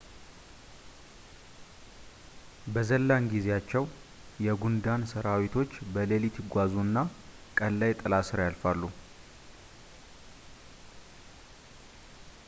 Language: Amharic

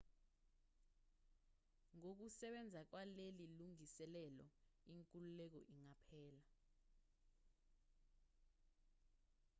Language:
Zulu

